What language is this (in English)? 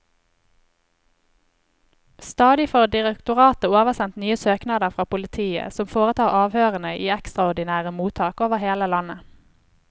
Norwegian